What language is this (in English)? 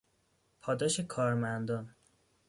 Persian